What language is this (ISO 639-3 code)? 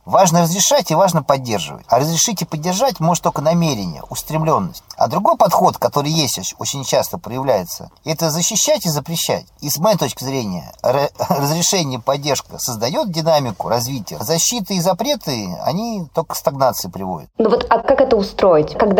rus